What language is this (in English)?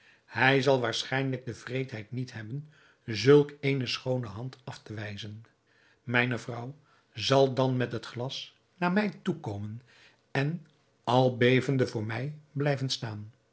Dutch